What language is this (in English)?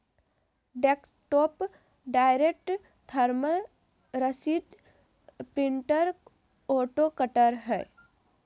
Magahi